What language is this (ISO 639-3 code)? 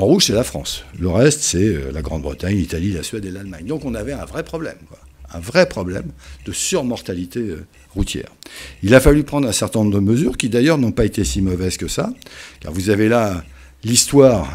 fra